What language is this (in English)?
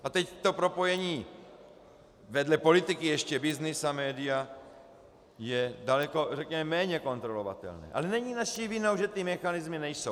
Czech